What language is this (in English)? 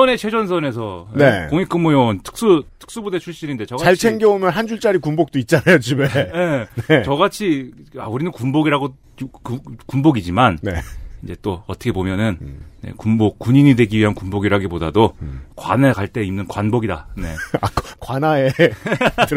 Korean